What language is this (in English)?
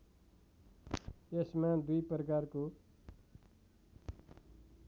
Nepali